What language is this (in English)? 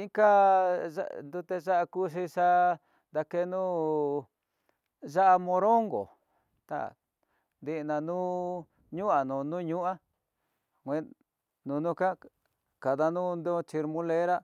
Tidaá Mixtec